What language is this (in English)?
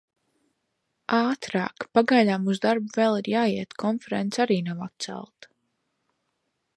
Latvian